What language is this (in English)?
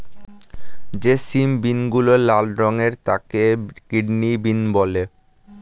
Bangla